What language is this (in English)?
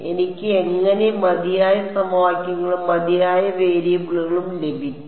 Malayalam